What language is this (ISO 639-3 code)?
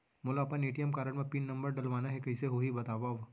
hne